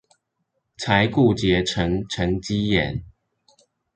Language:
Chinese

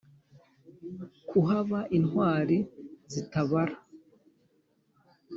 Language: Kinyarwanda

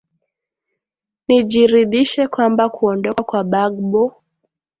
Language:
Swahili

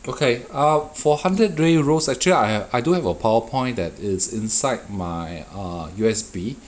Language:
English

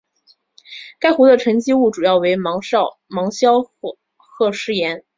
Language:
Chinese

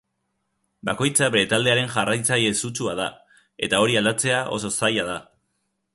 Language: Basque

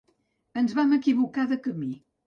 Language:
Catalan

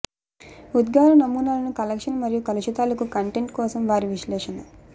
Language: Telugu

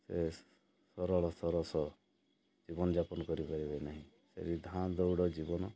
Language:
Odia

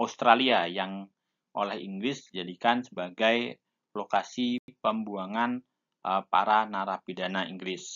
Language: Indonesian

